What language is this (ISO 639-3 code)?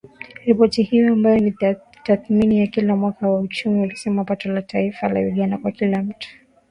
swa